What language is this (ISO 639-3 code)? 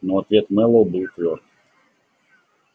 rus